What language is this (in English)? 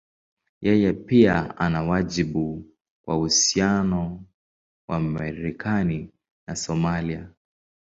Swahili